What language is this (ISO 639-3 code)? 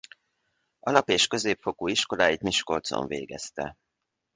hun